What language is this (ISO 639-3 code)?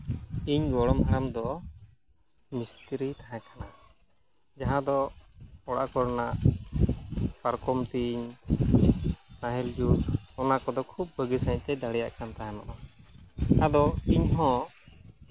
sat